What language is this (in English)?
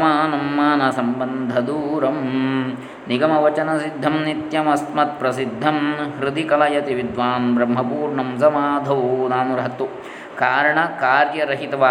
Kannada